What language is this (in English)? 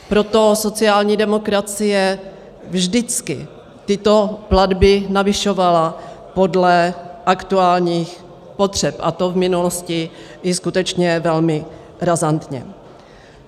Czech